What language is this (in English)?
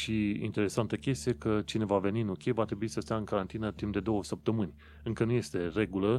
Romanian